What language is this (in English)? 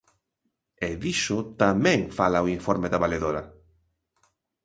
Galician